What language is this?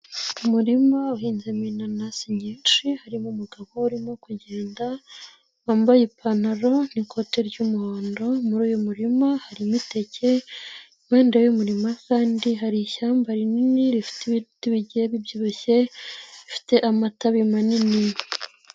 Kinyarwanda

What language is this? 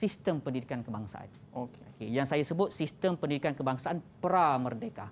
Malay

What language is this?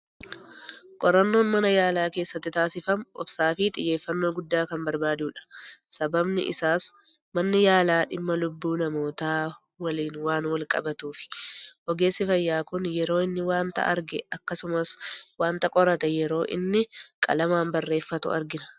Oromo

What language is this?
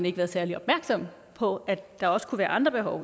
Danish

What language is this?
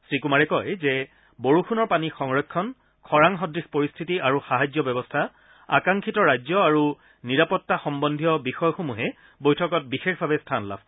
Assamese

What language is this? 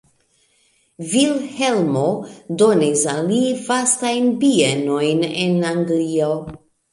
Esperanto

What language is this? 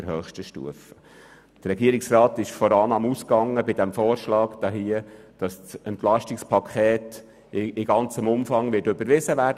Swiss German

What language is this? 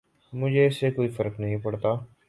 Urdu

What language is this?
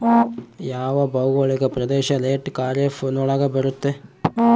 Kannada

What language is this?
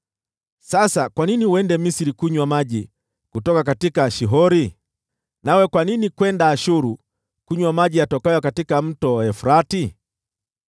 Swahili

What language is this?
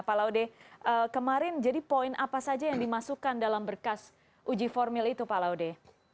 Indonesian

